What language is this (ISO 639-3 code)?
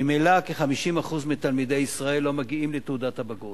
heb